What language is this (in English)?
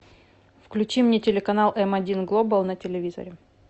Russian